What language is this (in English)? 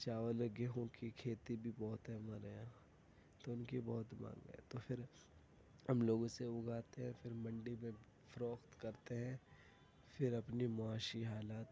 Urdu